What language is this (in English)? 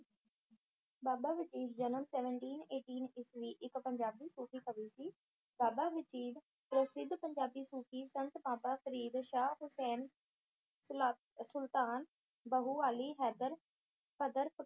Punjabi